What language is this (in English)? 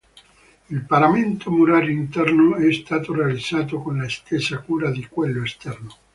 Italian